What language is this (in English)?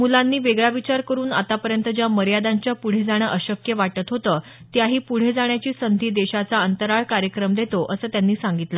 Marathi